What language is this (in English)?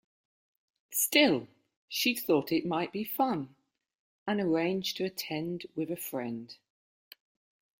English